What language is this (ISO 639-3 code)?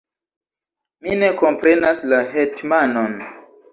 epo